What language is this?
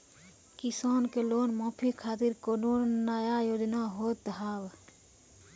Maithili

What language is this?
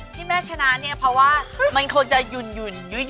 Thai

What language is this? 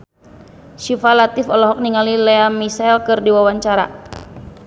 Sundanese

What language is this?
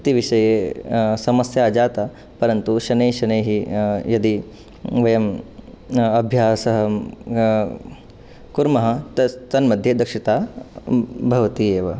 Sanskrit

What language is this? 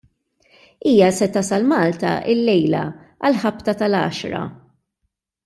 Maltese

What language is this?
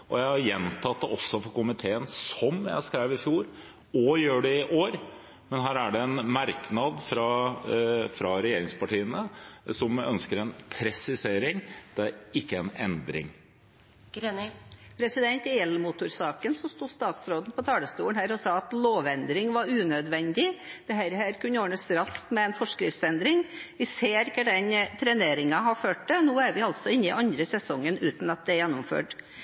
Norwegian Bokmål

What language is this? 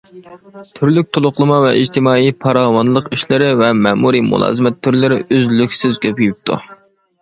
Uyghur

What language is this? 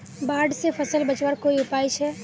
Magahi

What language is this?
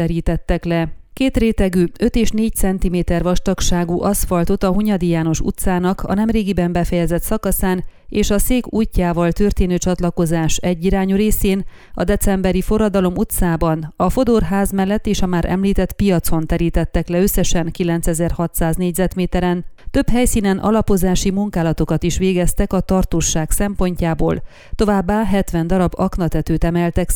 Hungarian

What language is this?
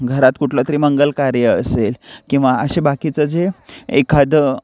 Marathi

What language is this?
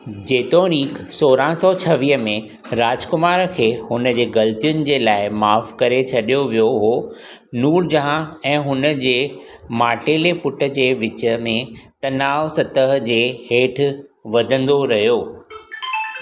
Sindhi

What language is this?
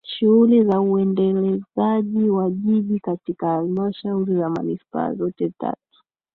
Swahili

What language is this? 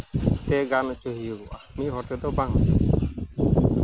Santali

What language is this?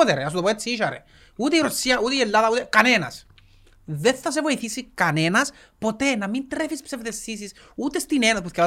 Greek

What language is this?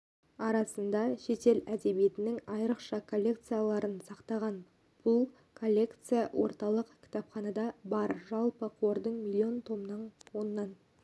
Kazakh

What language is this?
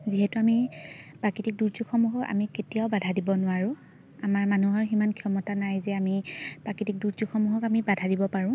Assamese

